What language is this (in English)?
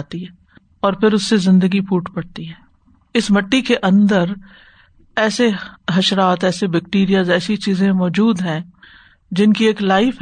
Urdu